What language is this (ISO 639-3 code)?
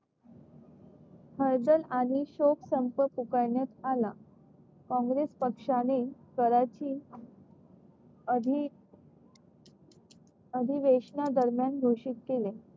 mar